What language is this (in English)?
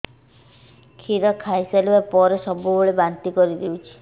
Odia